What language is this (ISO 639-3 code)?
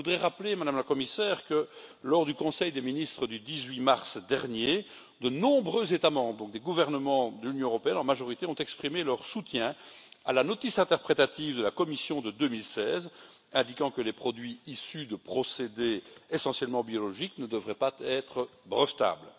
fra